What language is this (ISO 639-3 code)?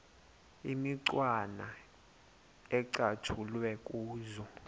xho